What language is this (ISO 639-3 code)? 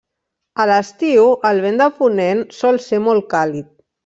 cat